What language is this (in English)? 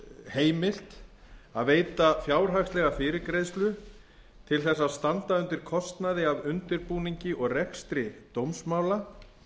Icelandic